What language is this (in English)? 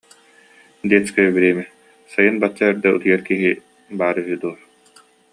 Yakut